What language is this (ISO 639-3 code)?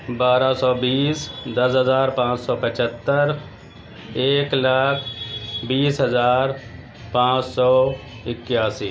urd